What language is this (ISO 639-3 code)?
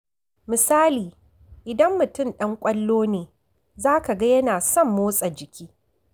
hau